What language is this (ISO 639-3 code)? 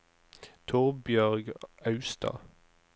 nor